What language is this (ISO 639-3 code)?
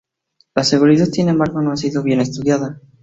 spa